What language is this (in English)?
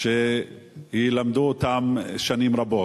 Hebrew